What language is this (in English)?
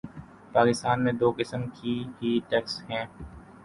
Urdu